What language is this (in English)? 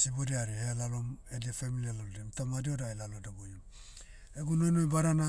Motu